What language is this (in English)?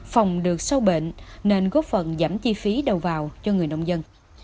Vietnamese